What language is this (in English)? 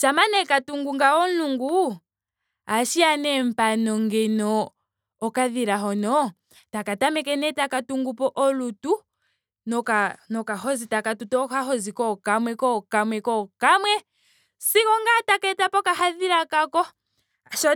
Ndonga